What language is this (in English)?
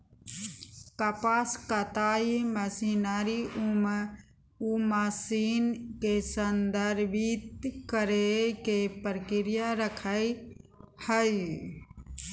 Magahi